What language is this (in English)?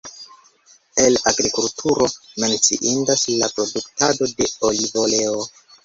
Esperanto